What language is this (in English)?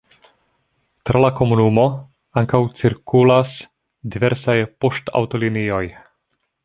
Esperanto